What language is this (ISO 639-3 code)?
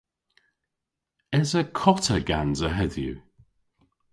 cor